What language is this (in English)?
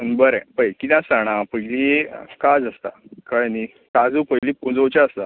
Konkani